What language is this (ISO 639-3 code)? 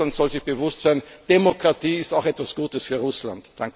deu